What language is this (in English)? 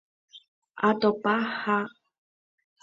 Guarani